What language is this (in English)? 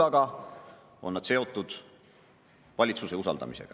Estonian